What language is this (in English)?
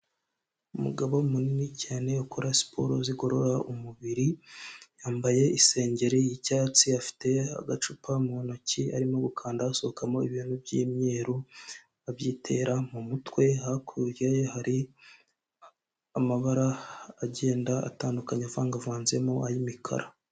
Kinyarwanda